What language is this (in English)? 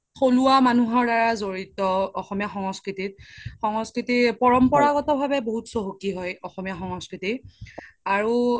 Assamese